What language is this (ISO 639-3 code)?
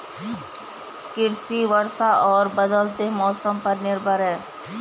hin